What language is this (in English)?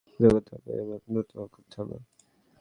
Bangla